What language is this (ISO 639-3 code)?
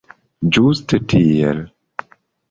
epo